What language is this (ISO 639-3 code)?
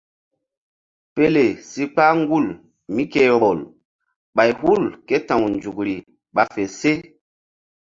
mdd